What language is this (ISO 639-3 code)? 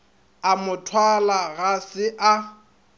nso